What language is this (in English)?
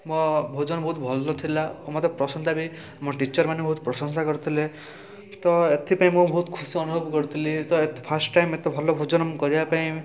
Odia